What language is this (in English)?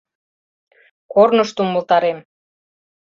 Mari